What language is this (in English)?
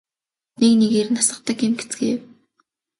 Mongolian